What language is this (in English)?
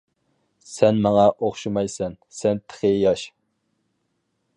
Uyghur